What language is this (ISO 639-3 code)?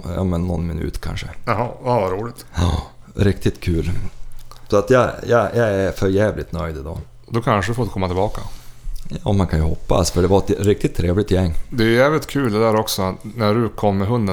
swe